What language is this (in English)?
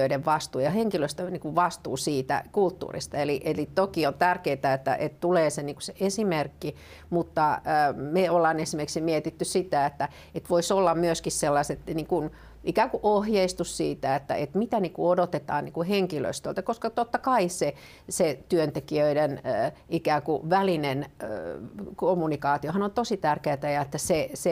Finnish